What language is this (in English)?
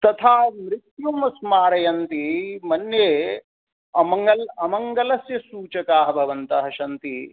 Sanskrit